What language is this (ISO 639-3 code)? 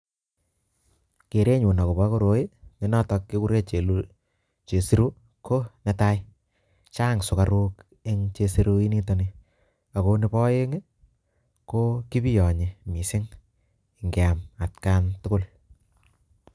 kln